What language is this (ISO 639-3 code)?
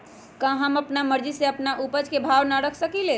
mag